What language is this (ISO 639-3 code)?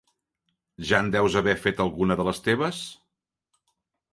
cat